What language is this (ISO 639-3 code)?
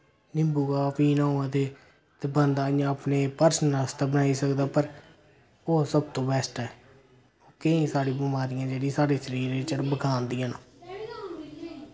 doi